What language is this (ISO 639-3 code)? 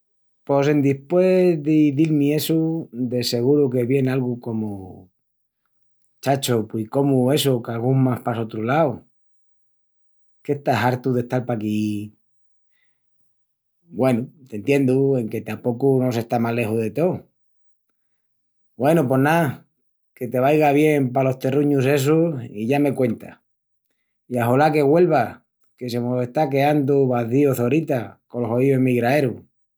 ext